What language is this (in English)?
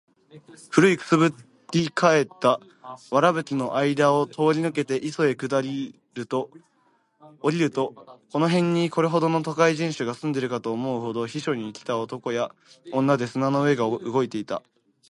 Japanese